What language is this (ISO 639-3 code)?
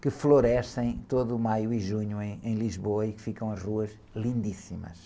por